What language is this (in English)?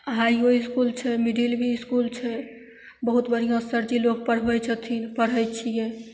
Maithili